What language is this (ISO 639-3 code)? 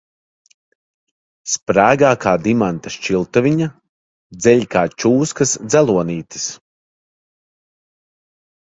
lav